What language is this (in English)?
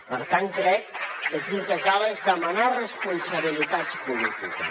Catalan